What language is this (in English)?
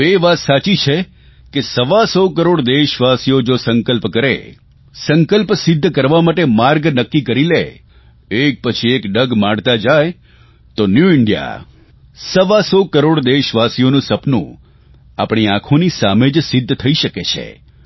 Gujarati